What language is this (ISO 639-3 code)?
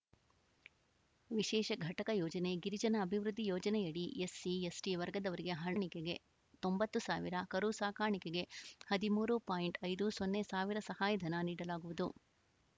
kan